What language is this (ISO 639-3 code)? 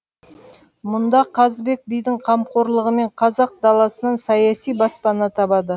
kaz